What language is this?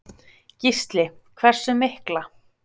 Icelandic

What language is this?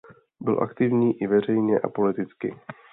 Czech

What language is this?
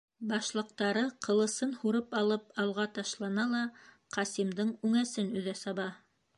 Bashkir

